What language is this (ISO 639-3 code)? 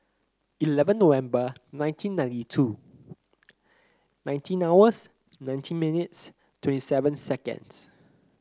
eng